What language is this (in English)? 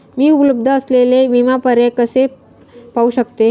Marathi